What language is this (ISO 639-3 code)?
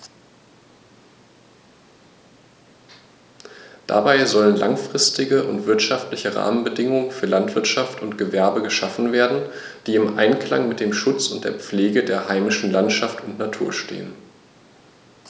deu